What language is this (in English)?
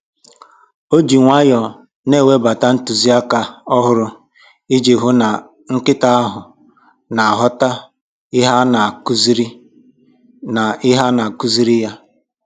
Igbo